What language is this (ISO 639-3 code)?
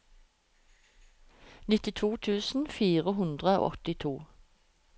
nor